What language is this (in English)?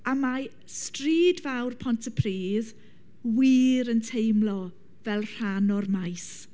Welsh